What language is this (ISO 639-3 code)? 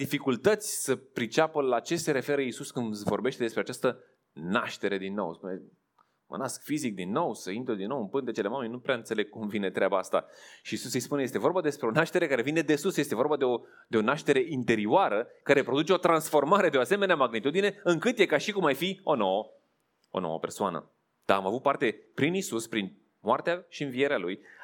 ron